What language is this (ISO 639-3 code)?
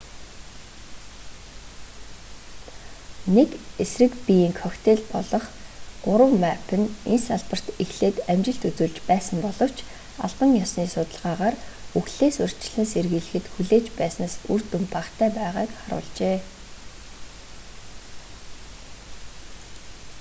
mon